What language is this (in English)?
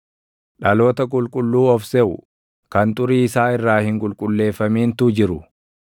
Oromo